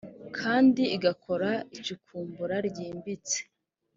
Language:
Kinyarwanda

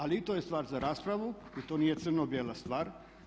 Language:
Croatian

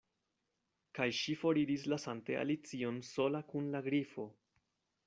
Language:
Esperanto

